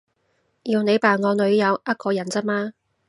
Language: Cantonese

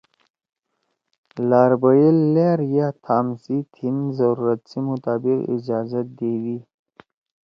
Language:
Torwali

